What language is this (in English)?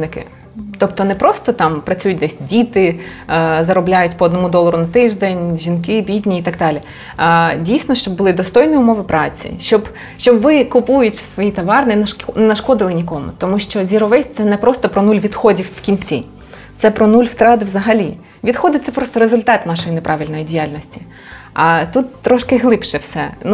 Ukrainian